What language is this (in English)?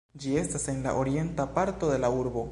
Esperanto